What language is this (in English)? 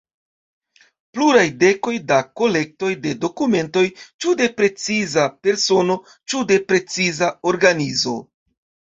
Esperanto